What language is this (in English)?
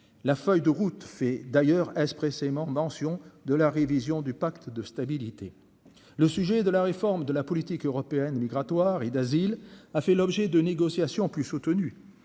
French